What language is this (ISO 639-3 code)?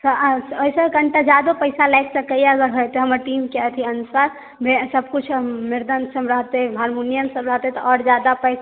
mai